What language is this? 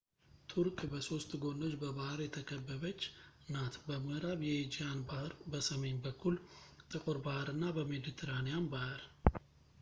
Amharic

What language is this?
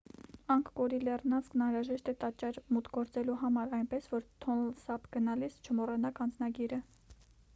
Armenian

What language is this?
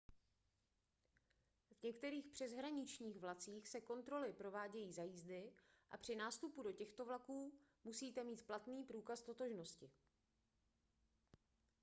Czech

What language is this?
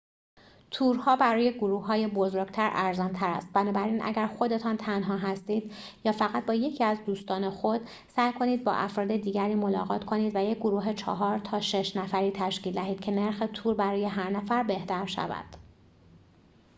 Persian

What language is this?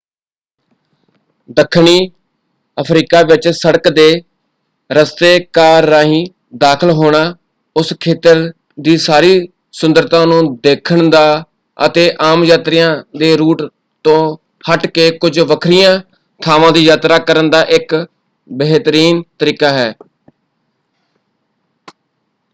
Punjabi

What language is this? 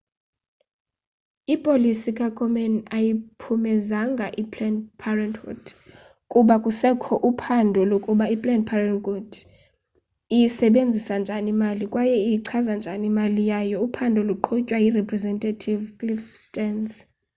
Xhosa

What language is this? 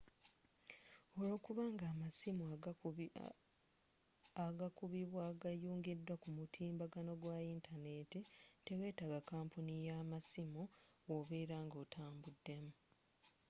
Ganda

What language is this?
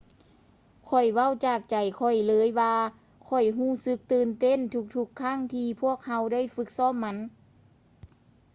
Lao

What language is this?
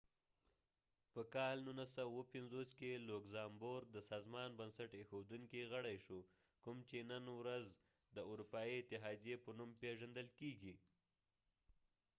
Pashto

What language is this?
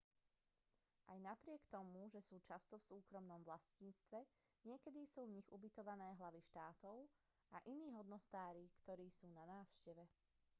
Slovak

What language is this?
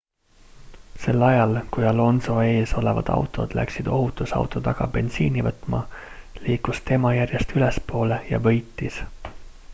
Estonian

